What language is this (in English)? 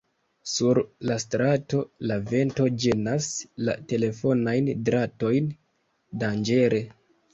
Esperanto